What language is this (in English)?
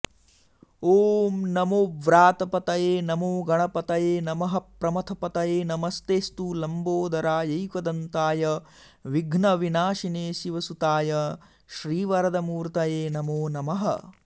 Sanskrit